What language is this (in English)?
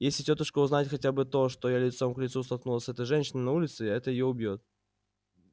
Russian